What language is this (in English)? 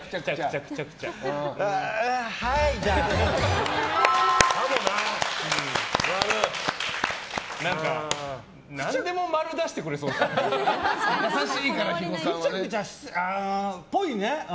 Japanese